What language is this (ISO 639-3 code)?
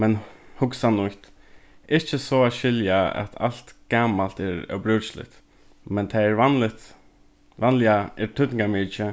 fao